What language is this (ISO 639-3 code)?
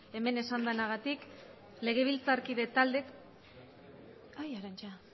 eus